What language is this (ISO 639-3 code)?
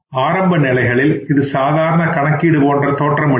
tam